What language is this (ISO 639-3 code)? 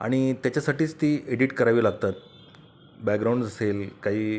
mar